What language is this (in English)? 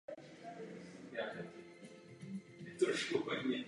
Czech